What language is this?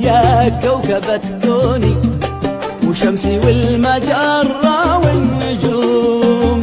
Arabic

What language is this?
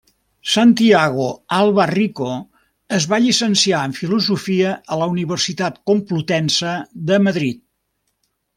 Catalan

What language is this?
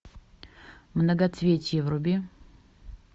Russian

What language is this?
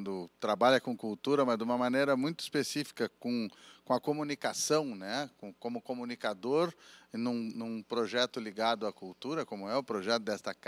Portuguese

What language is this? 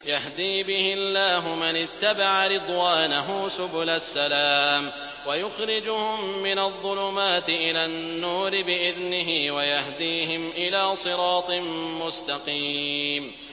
Arabic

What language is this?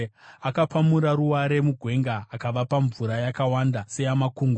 Shona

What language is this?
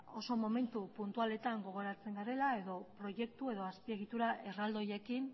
Basque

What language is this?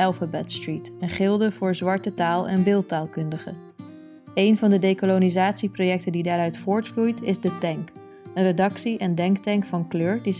Dutch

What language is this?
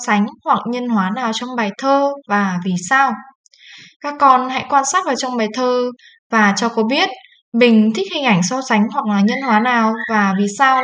Vietnamese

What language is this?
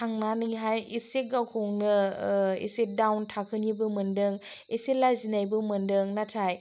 Bodo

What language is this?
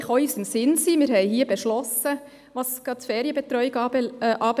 Swiss German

